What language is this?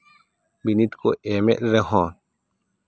Santali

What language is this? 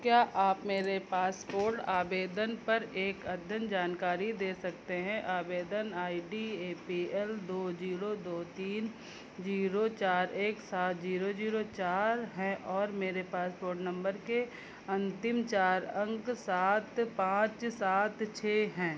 Hindi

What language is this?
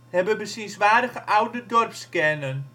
Dutch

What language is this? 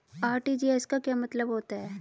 Hindi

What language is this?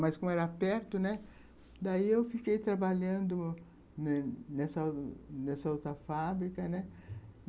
Portuguese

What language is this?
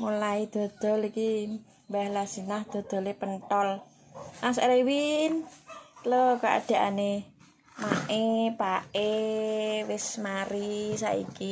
Indonesian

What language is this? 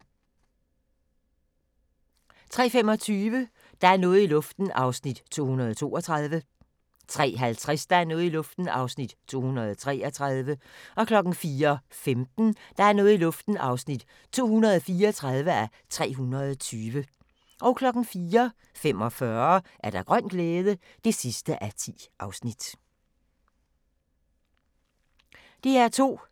Danish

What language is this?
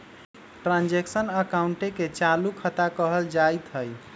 Magahi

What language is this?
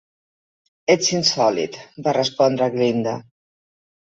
Catalan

